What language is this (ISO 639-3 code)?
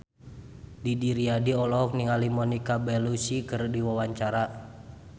sun